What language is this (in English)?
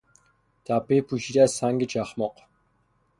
Persian